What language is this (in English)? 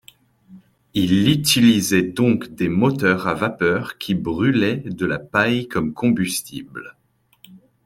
French